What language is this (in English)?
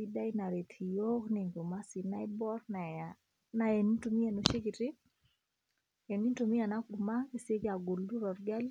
Masai